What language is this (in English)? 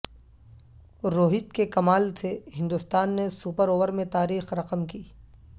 Urdu